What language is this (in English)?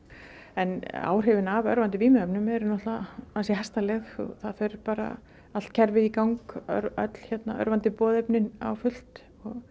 Icelandic